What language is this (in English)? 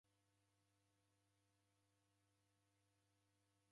Taita